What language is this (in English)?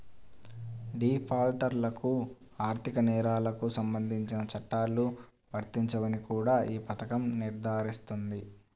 Telugu